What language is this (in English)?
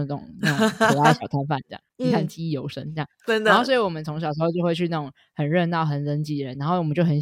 Chinese